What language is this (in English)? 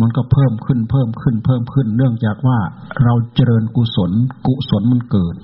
Thai